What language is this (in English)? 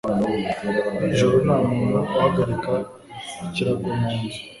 Kinyarwanda